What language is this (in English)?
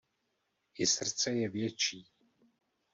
Czech